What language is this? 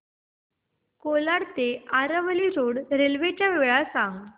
Marathi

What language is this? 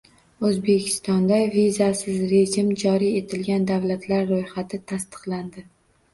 Uzbek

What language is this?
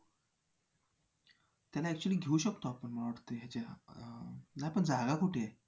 Marathi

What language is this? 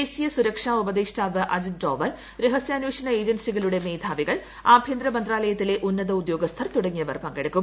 Malayalam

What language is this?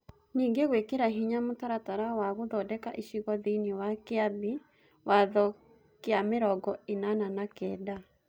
Kikuyu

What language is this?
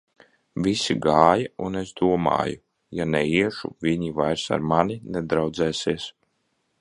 Latvian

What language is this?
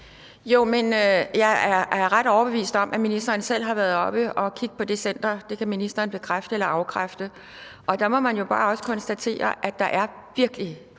Danish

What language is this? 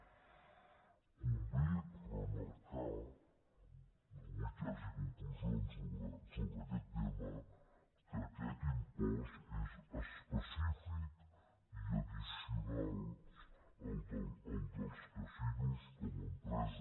Catalan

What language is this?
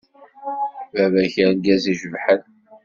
Kabyle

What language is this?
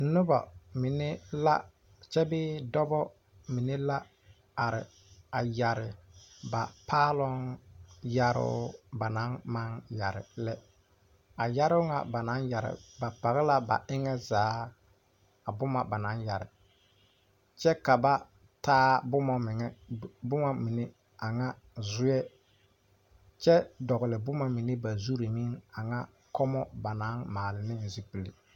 Southern Dagaare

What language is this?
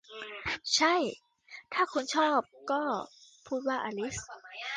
Thai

